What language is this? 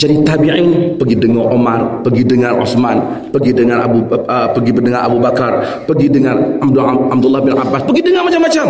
Malay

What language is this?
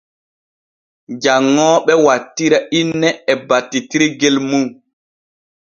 Borgu Fulfulde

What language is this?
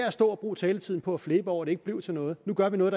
Danish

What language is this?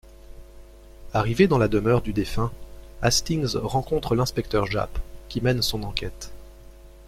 French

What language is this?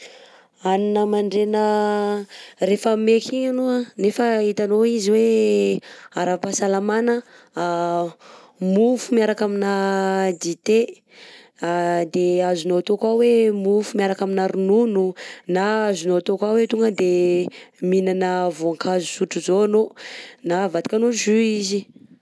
Southern Betsimisaraka Malagasy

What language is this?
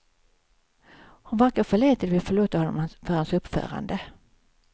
Swedish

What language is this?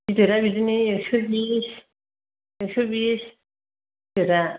Bodo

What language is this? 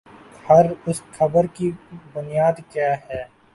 Urdu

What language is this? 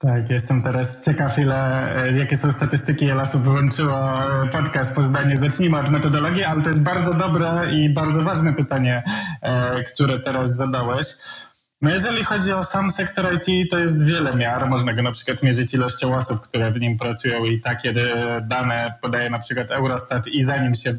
Polish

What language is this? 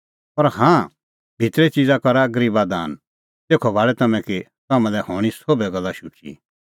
Kullu Pahari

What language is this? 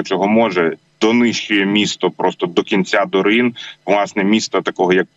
Ukrainian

